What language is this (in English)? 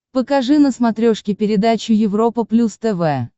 Russian